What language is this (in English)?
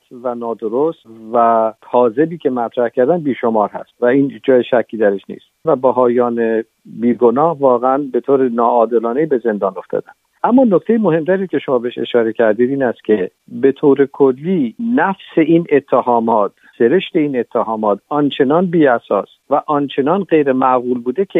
Persian